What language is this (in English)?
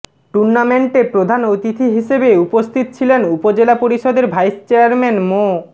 Bangla